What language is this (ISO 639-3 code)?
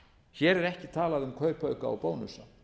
isl